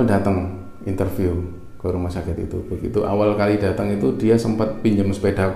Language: Indonesian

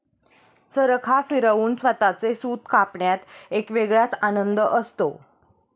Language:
Marathi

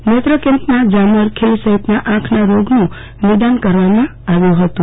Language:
Gujarati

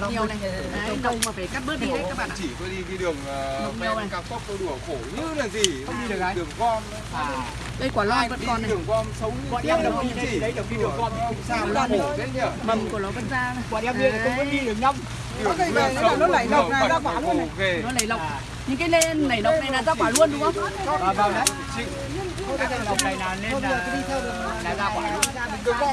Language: Vietnamese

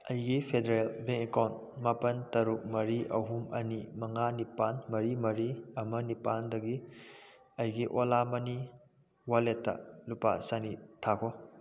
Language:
Manipuri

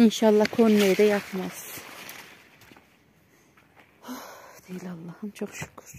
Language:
Turkish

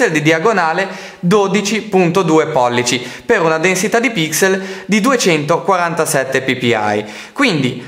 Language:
Italian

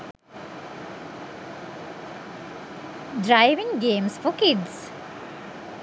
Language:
Sinhala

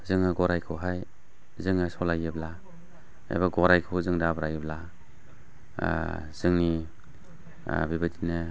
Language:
Bodo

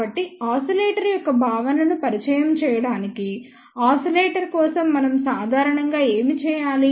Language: Telugu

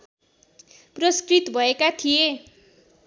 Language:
Nepali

